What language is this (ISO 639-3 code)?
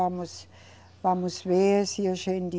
por